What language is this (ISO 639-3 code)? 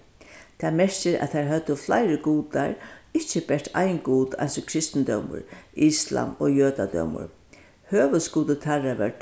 fao